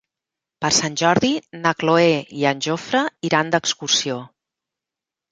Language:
Catalan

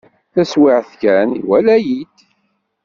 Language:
Kabyle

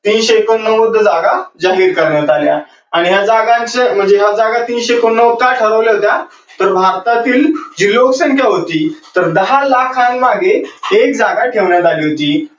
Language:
Marathi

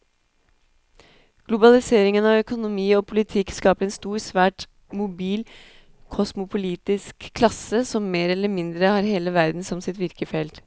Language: Norwegian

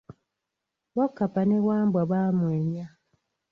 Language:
Ganda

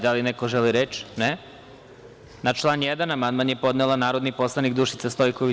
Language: Serbian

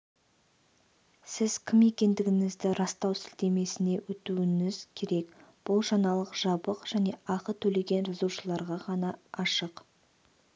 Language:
Kazakh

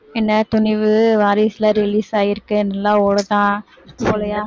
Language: Tamil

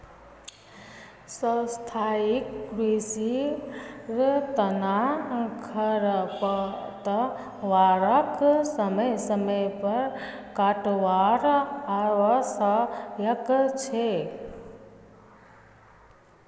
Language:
Magahi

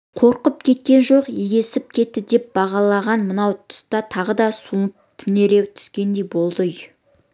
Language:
Kazakh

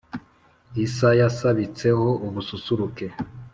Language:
Kinyarwanda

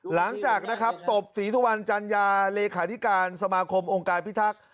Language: Thai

